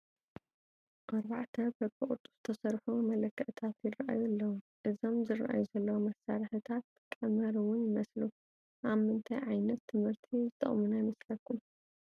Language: Tigrinya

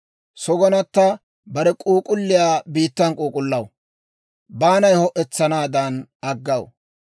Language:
Dawro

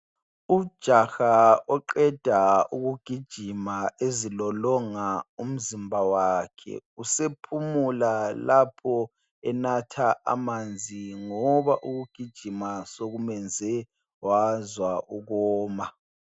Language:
North Ndebele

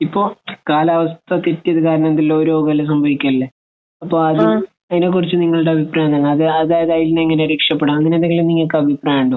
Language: Malayalam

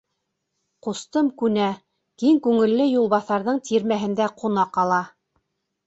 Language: Bashkir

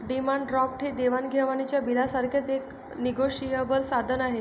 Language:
Marathi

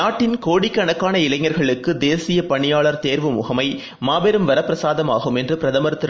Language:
Tamil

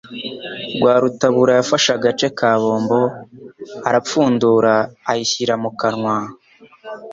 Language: Kinyarwanda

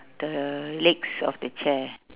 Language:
English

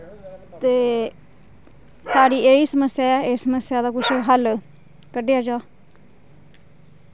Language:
Dogri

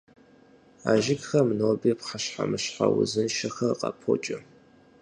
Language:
Kabardian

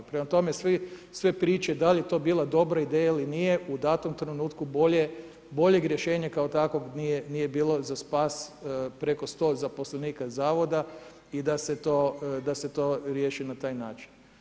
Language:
Croatian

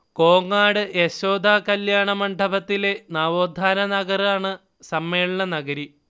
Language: Malayalam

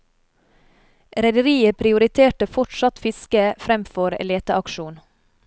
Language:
Norwegian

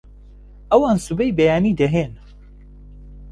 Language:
Central Kurdish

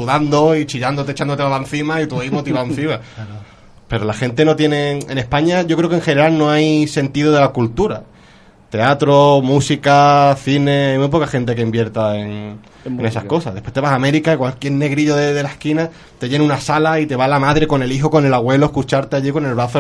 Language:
Spanish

